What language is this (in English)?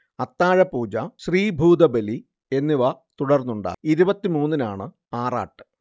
Malayalam